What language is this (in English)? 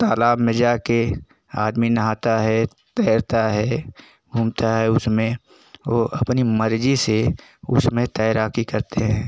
Hindi